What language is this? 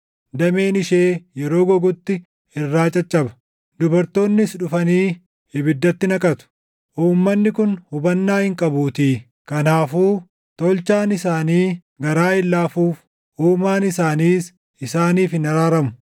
Oromo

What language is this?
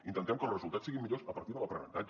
Catalan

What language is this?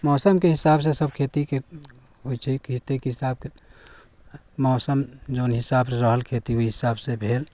Maithili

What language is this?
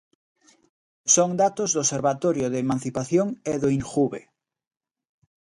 Galician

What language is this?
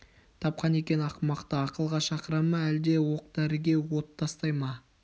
Kazakh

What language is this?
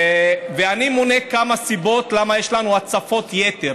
Hebrew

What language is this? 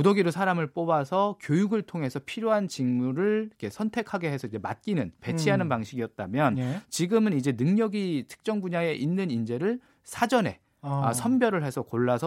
Korean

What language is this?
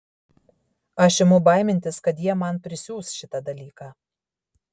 Lithuanian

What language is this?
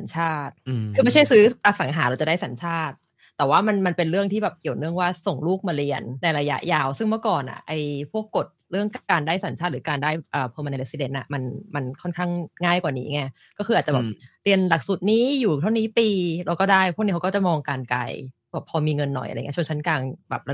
Thai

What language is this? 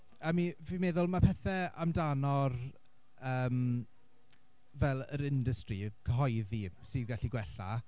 Welsh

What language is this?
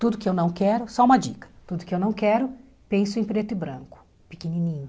Portuguese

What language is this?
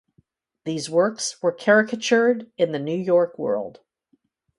English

